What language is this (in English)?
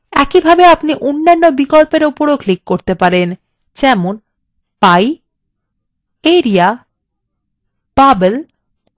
Bangla